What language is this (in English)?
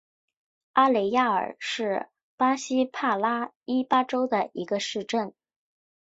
Chinese